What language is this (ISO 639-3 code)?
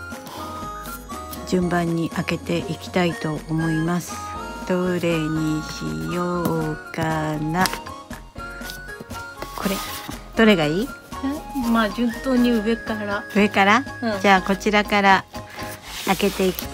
jpn